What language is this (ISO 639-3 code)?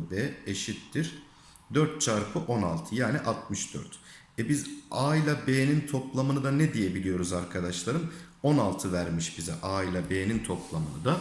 tur